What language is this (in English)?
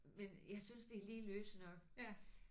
Danish